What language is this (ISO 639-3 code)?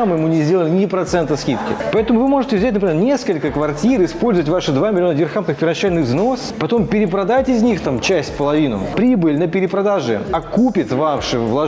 rus